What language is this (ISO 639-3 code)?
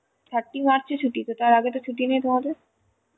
ben